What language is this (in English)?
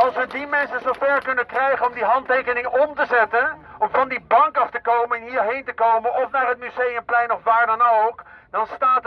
Dutch